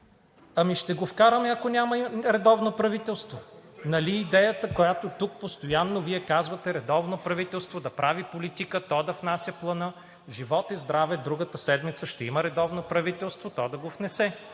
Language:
Bulgarian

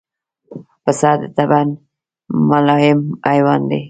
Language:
Pashto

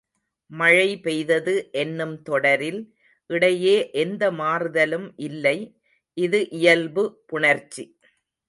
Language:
Tamil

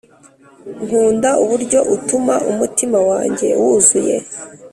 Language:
Kinyarwanda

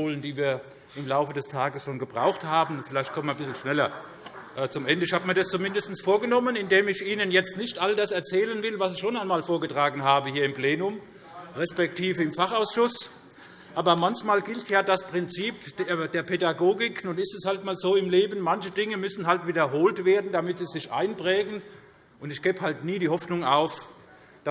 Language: German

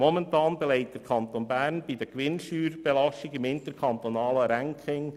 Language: Swiss German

